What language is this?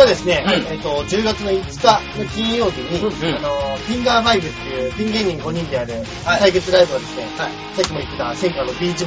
Japanese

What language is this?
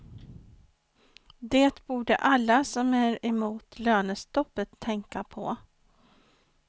Swedish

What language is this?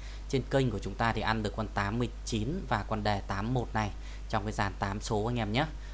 Vietnamese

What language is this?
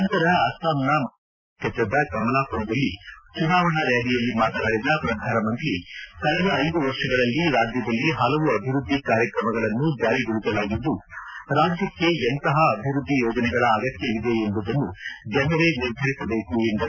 Kannada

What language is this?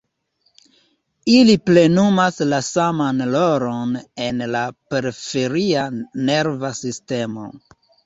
Esperanto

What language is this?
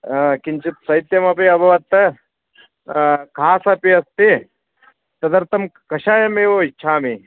Sanskrit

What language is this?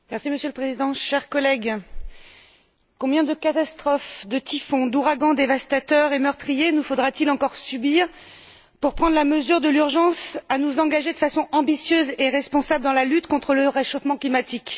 French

